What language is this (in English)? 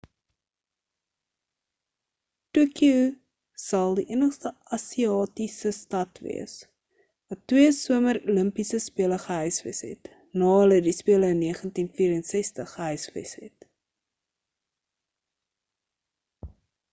Afrikaans